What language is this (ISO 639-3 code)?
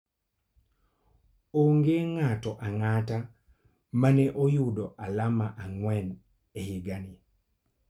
luo